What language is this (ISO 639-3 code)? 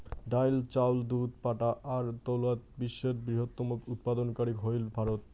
ben